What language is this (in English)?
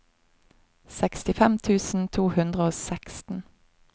Norwegian